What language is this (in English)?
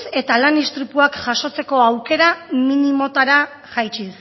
Basque